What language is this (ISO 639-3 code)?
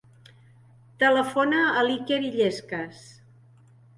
cat